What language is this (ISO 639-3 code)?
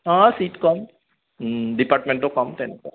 asm